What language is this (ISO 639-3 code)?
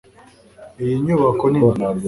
kin